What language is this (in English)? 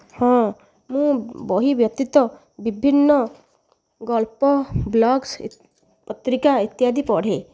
Odia